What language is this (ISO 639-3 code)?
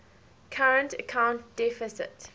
eng